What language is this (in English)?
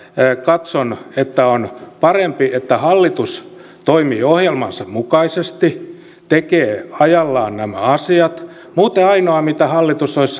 Finnish